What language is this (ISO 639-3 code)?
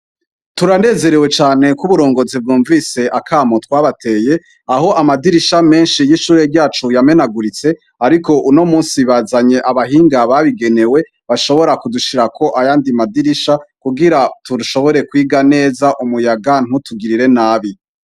run